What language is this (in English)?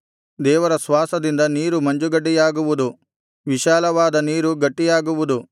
Kannada